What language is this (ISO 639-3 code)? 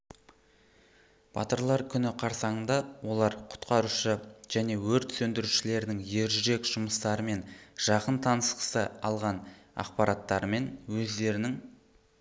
kaz